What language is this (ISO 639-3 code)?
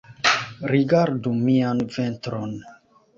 epo